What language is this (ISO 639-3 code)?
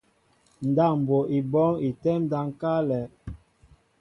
mbo